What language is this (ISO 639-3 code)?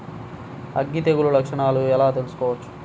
tel